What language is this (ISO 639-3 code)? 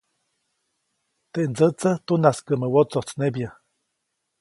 zoc